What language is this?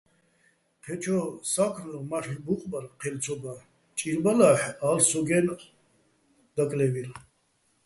Bats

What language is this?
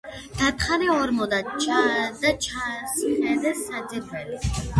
Georgian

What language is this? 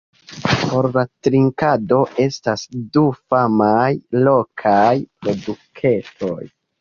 Esperanto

